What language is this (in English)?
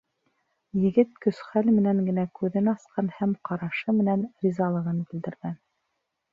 Bashkir